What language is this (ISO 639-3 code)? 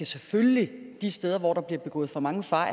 dan